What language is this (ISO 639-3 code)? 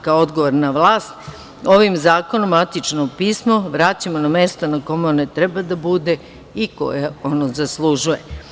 srp